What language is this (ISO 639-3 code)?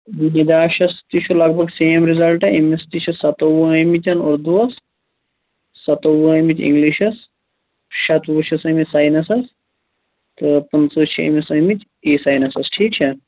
kas